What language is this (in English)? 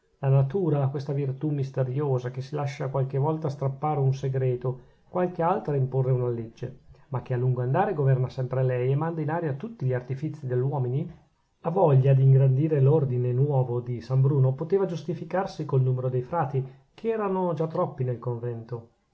Italian